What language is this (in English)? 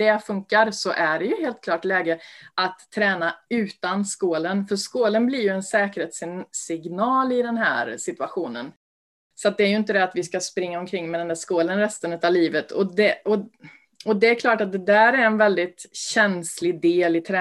Swedish